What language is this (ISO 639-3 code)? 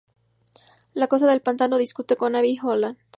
spa